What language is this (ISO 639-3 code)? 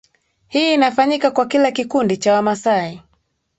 swa